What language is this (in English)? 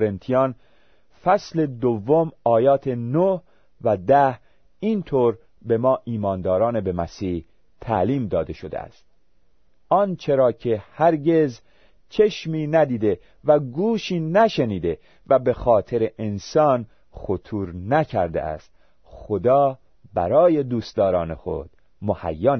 Persian